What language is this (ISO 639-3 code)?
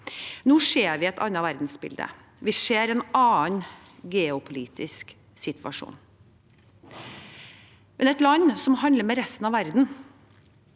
nor